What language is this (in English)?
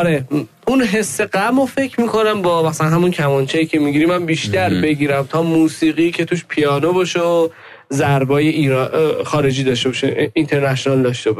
Persian